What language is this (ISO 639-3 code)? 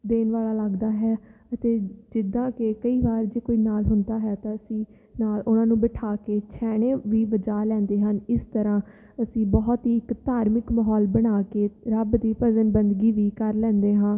pan